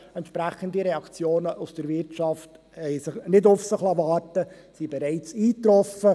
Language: Swiss German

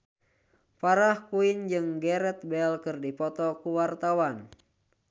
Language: Sundanese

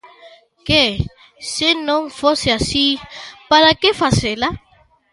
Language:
Galician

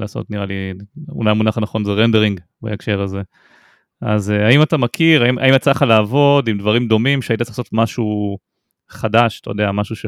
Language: Hebrew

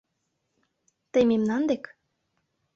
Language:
Mari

